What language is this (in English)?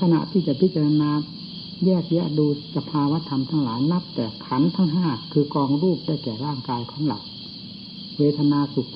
Thai